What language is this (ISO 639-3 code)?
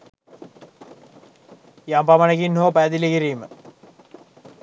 sin